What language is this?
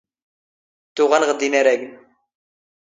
Standard Moroccan Tamazight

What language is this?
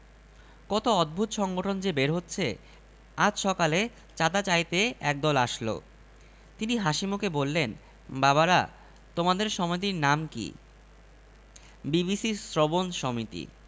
Bangla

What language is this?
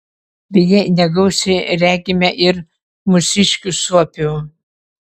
Lithuanian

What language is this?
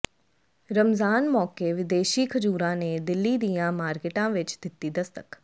Punjabi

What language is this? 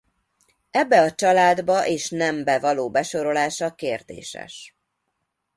Hungarian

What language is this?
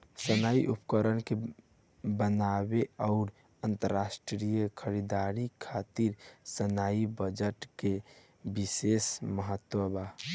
Bhojpuri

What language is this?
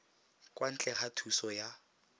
Tswana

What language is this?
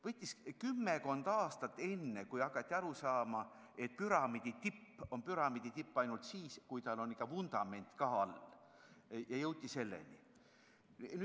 Estonian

